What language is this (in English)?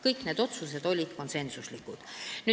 Estonian